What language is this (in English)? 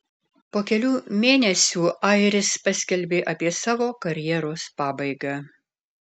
Lithuanian